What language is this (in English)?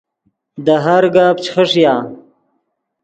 Yidgha